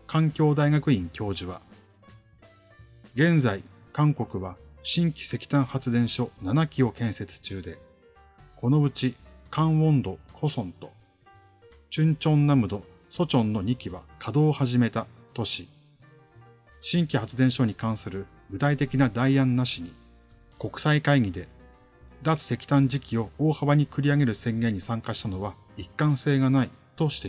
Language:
Japanese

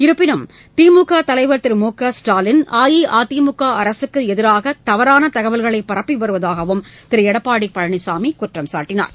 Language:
Tamil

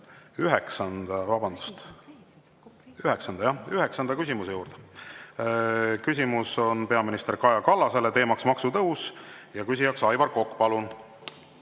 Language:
Estonian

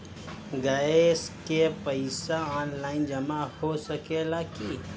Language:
Bhojpuri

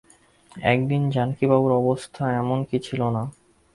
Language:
Bangla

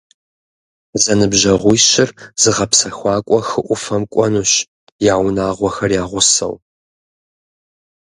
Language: Kabardian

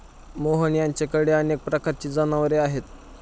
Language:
Marathi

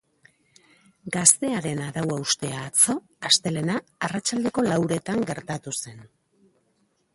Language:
Basque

